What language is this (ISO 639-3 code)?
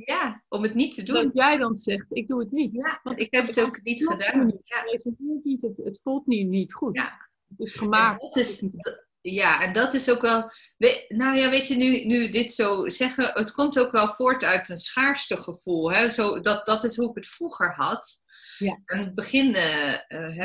nld